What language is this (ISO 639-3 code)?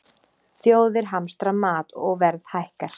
isl